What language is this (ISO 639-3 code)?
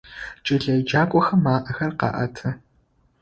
ady